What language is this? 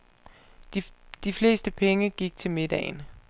Danish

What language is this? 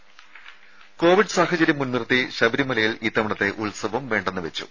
Malayalam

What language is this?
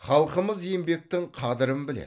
Kazakh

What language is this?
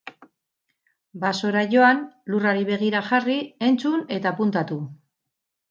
Basque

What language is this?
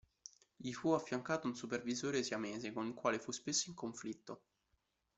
Italian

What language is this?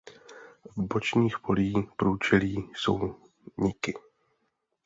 Czech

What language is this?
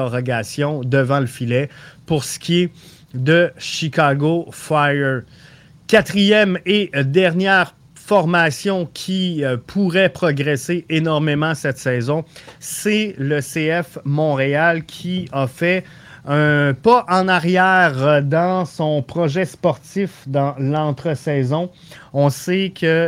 French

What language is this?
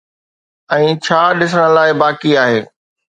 Sindhi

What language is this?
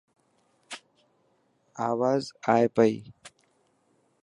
Dhatki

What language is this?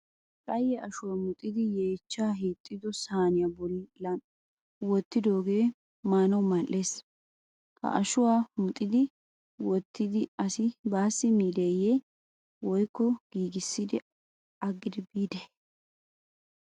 Wolaytta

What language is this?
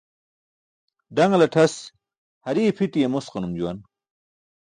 Burushaski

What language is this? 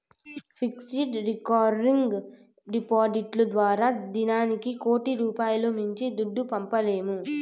Telugu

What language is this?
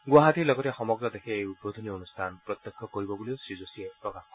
Assamese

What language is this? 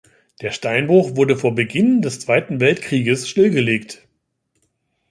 German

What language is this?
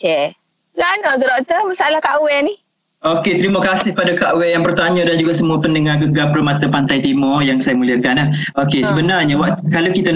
Malay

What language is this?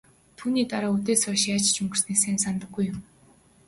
Mongolian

